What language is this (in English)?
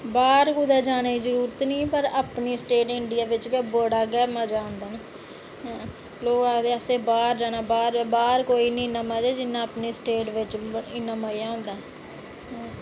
Dogri